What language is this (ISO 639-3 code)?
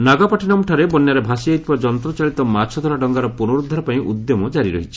ori